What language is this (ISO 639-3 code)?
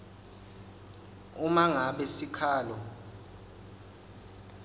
ssw